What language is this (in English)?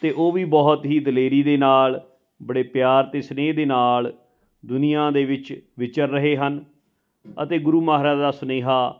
Punjabi